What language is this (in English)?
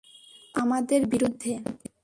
Bangla